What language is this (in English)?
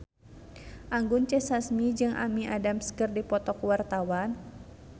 Sundanese